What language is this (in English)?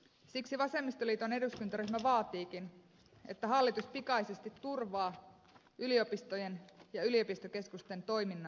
Finnish